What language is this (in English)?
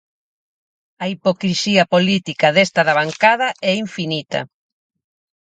Galician